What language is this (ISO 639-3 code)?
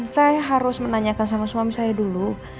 ind